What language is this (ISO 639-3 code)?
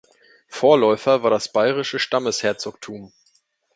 deu